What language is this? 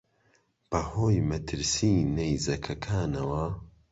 Central Kurdish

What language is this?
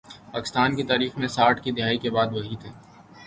Urdu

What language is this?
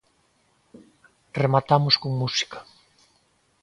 Galician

